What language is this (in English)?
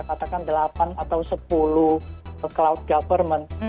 Indonesian